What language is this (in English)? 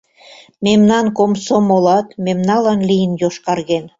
Mari